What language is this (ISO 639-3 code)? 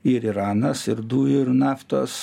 lit